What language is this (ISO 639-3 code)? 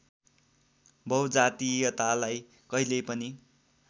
nep